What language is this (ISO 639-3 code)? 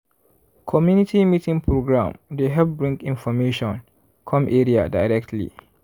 pcm